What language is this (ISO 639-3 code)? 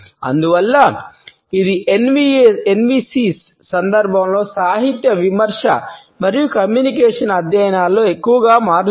tel